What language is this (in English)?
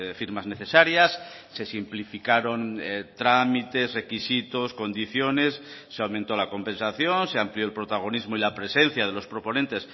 Spanish